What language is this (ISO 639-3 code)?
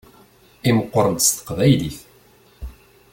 kab